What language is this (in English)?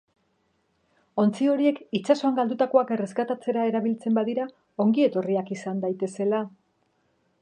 Basque